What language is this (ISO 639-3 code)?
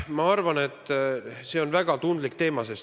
est